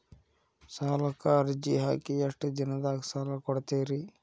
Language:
Kannada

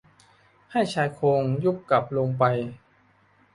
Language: Thai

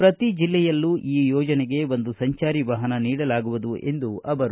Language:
Kannada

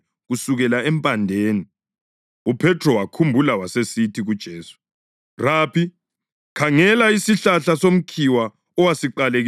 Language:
North Ndebele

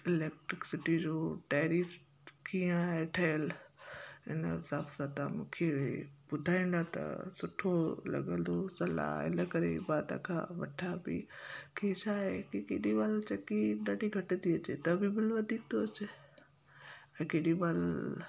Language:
Sindhi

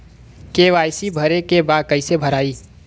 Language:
Bhojpuri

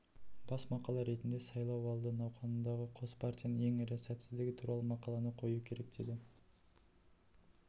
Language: Kazakh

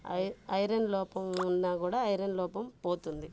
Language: Telugu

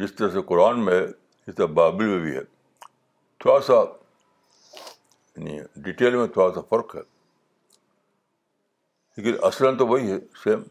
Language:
Urdu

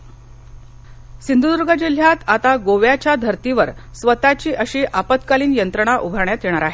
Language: Marathi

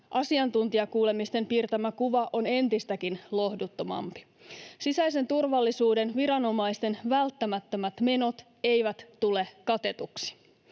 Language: Finnish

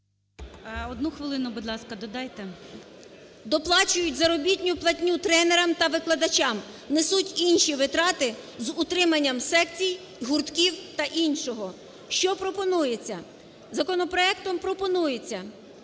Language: Ukrainian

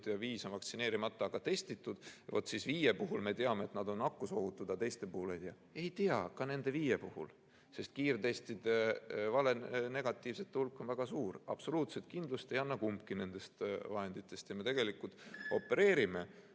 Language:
Estonian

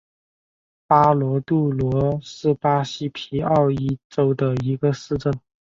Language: Chinese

